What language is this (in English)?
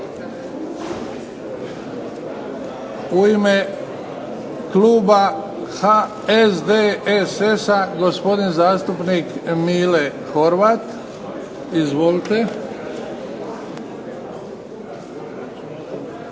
Croatian